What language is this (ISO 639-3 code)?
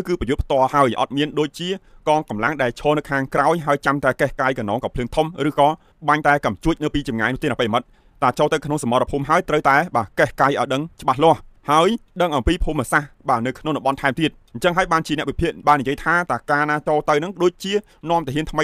tha